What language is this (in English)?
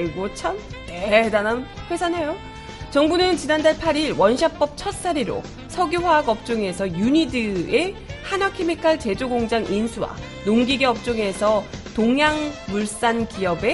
Korean